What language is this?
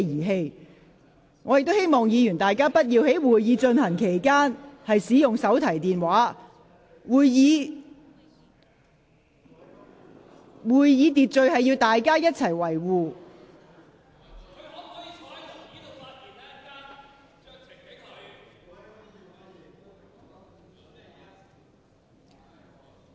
Cantonese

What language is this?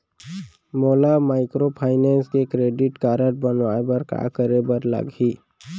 Chhattisgarhi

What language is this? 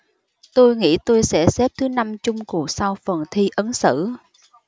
Vietnamese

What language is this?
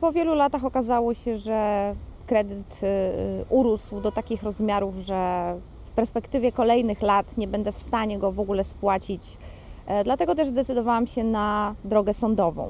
Polish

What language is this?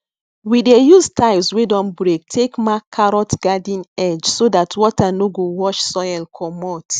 Nigerian Pidgin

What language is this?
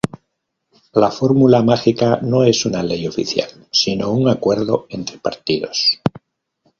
Spanish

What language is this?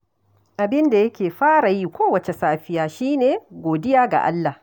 Hausa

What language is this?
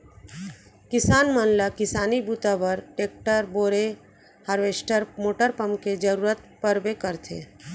Chhattisgarhi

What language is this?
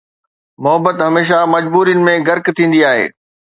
Sindhi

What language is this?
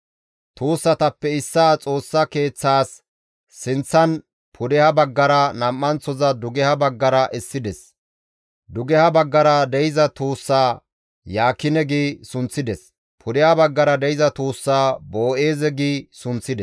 Gamo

